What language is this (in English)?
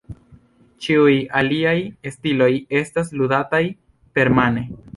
Esperanto